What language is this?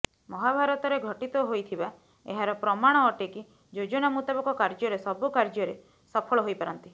Odia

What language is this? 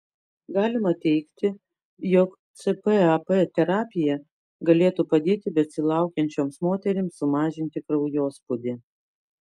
Lithuanian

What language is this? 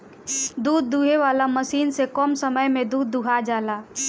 Bhojpuri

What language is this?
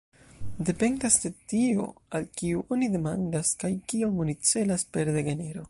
Esperanto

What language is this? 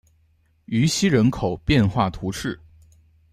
Chinese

